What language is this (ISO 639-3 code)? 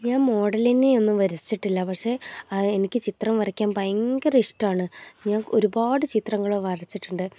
mal